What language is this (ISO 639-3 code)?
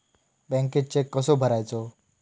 mar